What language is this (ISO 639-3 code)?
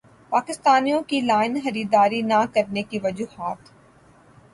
urd